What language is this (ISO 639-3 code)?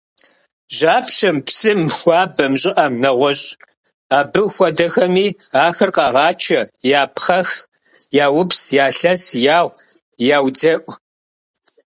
kbd